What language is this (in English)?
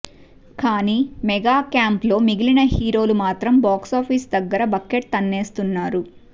Telugu